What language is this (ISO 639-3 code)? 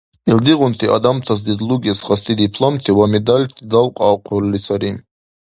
dar